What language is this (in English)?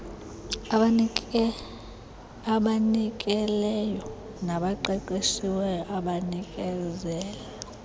Xhosa